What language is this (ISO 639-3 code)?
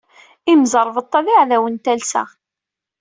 kab